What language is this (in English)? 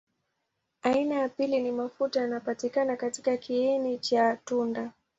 Swahili